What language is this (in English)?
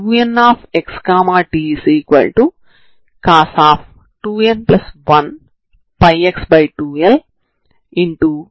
Telugu